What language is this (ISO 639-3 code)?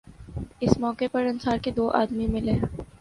urd